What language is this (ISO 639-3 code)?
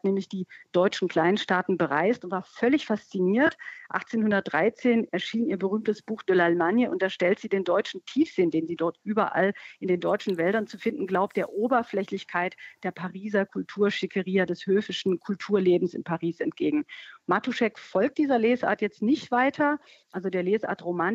deu